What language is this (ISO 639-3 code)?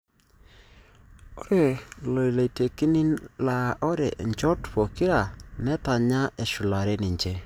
mas